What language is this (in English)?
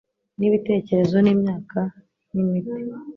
Kinyarwanda